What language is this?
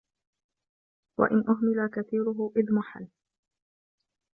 Arabic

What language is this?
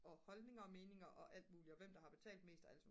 Danish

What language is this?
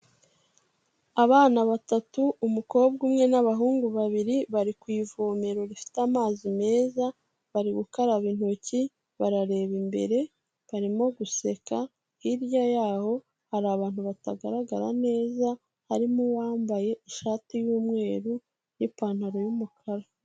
Kinyarwanda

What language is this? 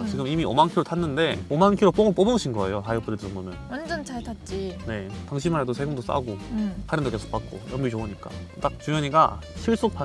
Korean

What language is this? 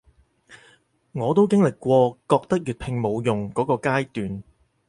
Cantonese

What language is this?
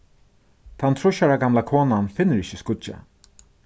Faroese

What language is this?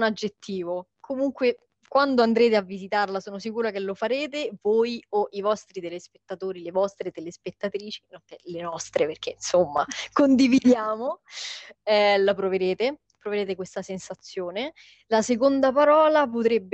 Italian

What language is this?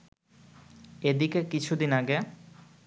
Bangla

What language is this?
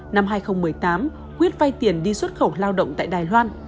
Vietnamese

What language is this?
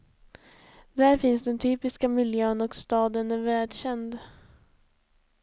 Swedish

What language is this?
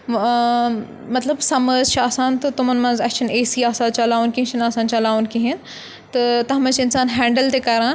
Kashmiri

